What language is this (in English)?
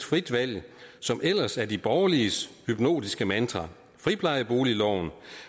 Danish